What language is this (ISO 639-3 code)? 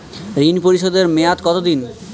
ben